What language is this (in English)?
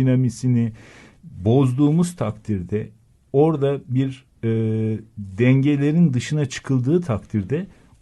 Turkish